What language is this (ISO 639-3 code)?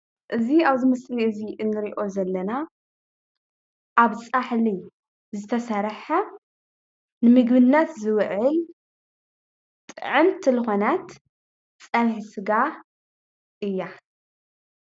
tir